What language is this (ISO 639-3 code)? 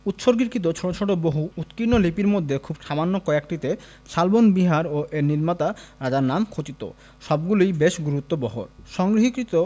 ben